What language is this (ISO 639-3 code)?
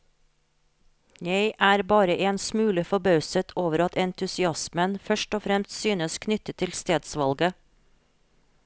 nor